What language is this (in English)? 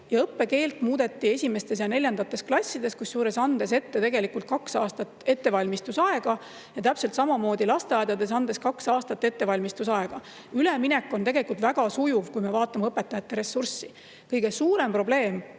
Estonian